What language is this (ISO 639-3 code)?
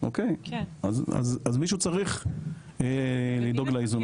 heb